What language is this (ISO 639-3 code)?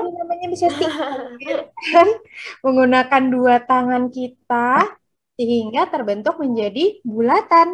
ind